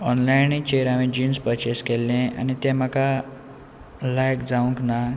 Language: Konkani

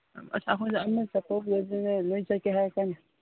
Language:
Manipuri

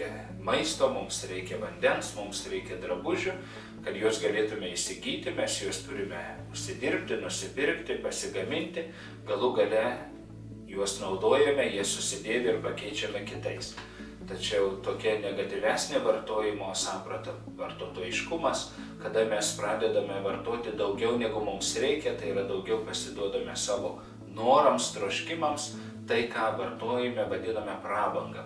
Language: Lithuanian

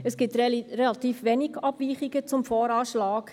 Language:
Swiss German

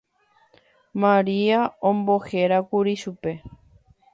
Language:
Guarani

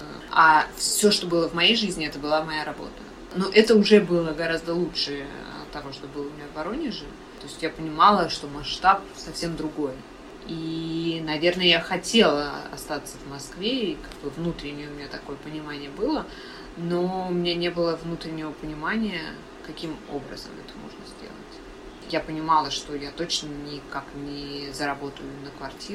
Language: Russian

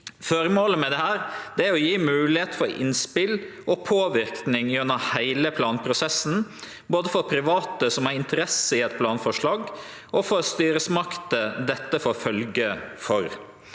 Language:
Norwegian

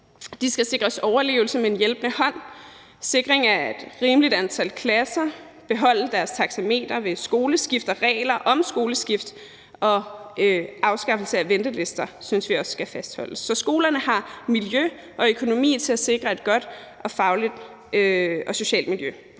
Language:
Danish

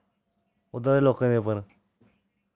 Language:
Dogri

